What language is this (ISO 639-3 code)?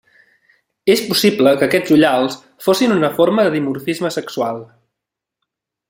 cat